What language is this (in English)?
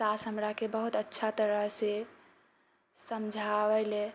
Maithili